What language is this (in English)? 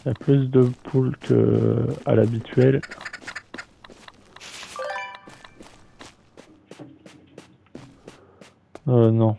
French